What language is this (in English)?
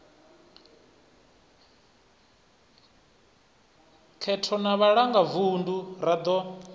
Venda